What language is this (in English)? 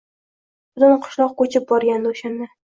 Uzbek